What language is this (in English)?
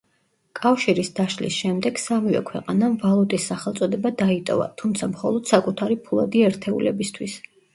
Georgian